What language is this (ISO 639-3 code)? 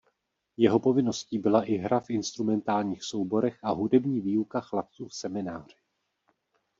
ces